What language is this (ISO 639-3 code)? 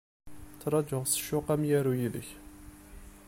kab